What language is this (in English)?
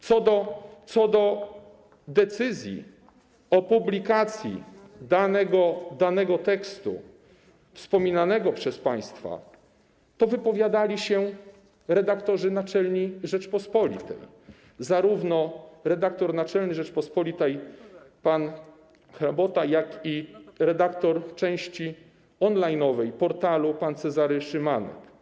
Polish